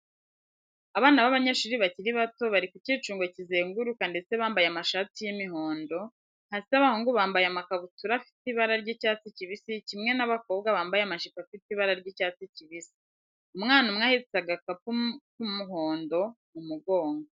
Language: Kinyarwanda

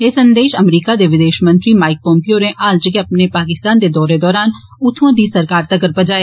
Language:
Dogri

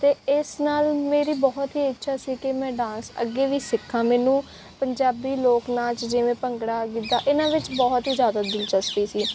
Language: Punjabi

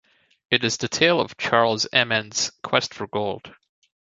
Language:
English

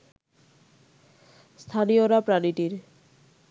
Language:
Bangla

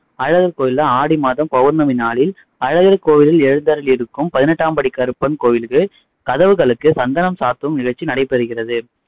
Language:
Tamil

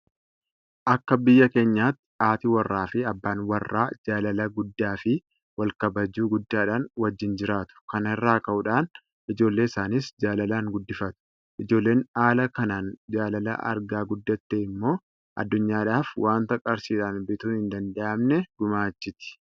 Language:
Oromo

